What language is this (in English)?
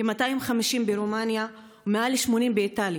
Hebrew